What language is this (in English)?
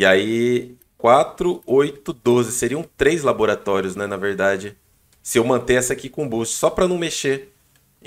Portuguese